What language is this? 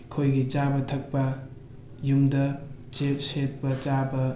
Manipuri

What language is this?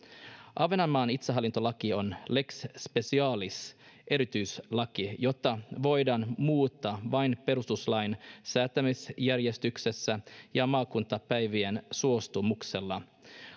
Finnish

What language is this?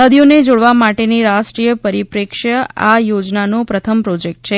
Gujarati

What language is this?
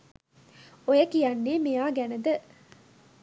Sinhala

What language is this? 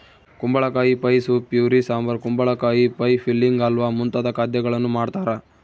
Kannada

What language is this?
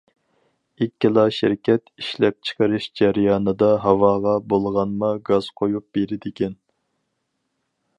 Uyghur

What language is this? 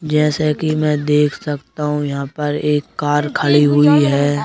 Hindi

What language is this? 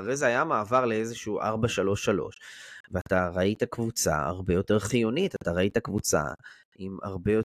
Hebrew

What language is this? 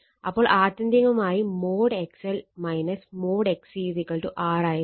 Malayalam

